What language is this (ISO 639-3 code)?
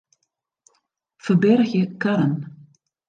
fry